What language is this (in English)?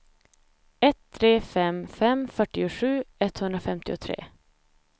Swedish